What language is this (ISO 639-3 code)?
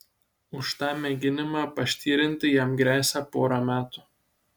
lit